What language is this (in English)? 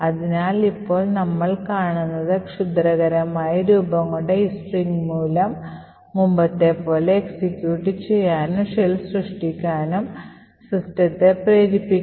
Malayalam